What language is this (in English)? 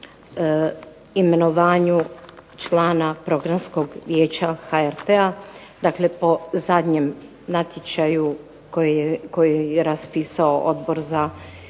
Croatian